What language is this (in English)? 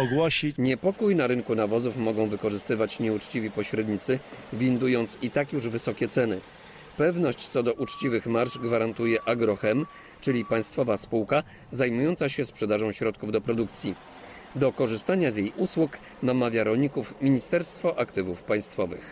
Polish